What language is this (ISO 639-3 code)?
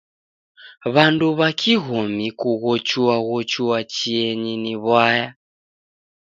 dav